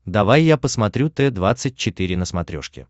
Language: Russian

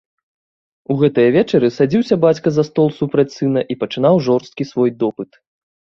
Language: Belarusian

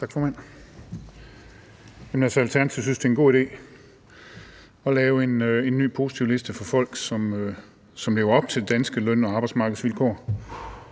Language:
Danish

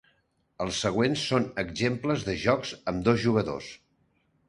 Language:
Catalan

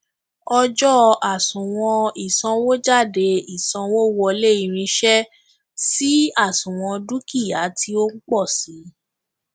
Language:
Yoruba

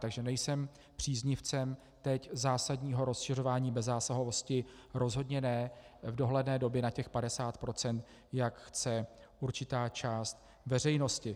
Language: Czech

